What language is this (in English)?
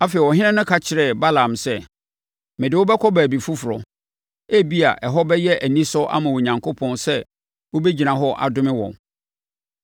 Akan